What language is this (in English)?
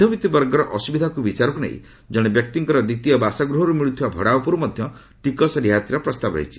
Odia